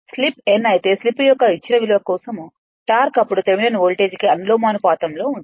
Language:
Telugu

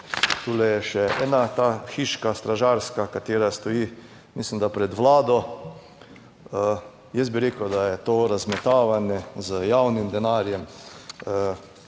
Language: Slovenian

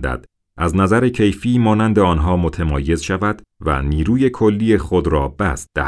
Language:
Persian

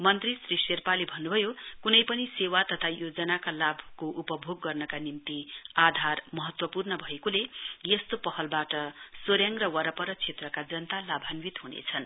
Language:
Nepali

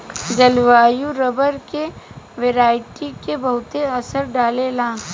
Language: Bhojpuri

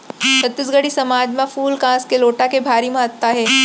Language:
Chhattisgarhi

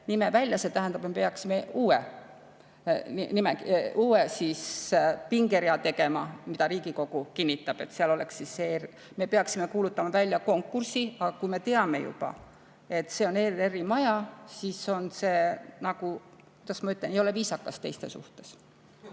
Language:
Estonian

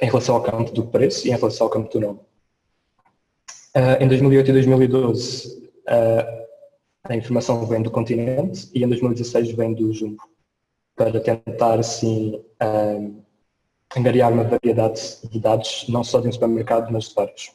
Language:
Portuguese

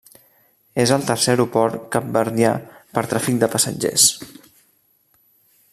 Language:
Catalan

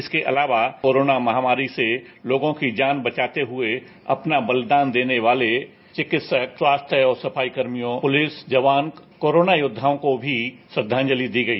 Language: Hindi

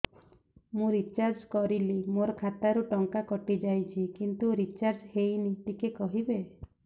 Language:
Odia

